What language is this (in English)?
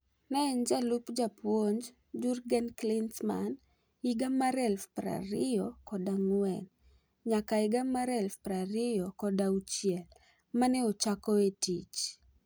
Luo (Kenya and Tanzania)